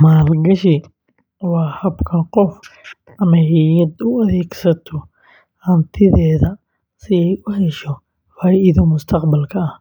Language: Somali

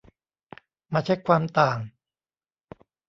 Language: Thai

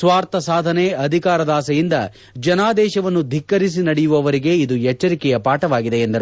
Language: Kannada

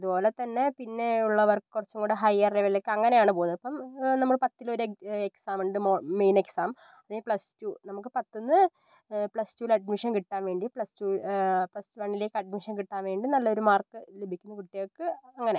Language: Malayalam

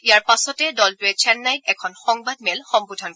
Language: Assamese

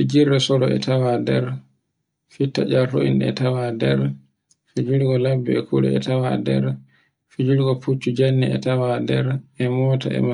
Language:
Borgu Fulfulde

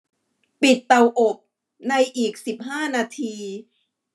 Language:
Thai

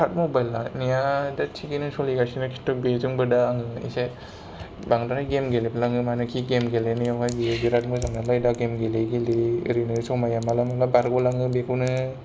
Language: Bodo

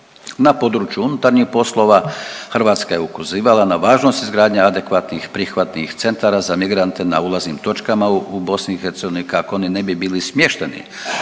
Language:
Croatian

